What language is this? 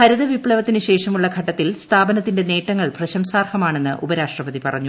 Malayalam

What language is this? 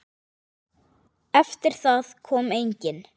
Icelandic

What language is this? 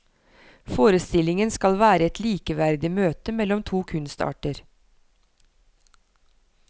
Norwegian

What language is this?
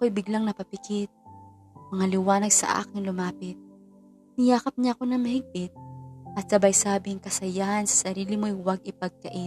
Filipino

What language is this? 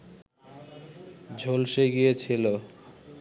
Bangla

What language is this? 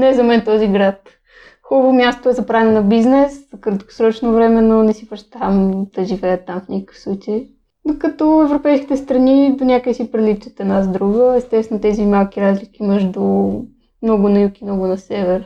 Bulgarian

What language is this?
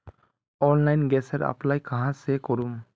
Magahi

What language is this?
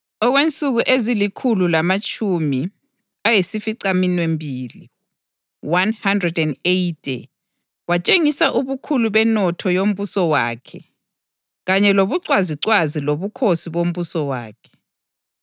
North Ndebele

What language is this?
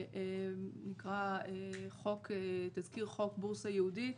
Hebrew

